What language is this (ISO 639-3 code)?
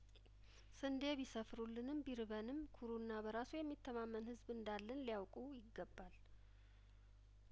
amh